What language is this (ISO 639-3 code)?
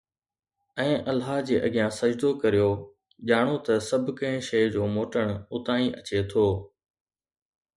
snd